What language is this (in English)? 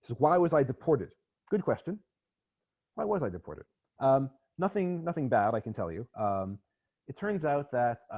English